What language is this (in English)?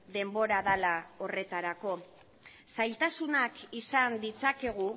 Basque